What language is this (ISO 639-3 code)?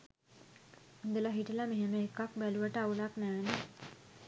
sin